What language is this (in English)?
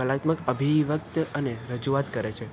Gujarati